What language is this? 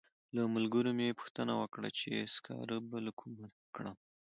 Pashto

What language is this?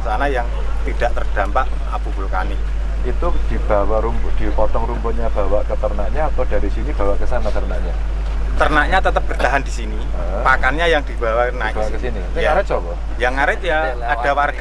Indonesian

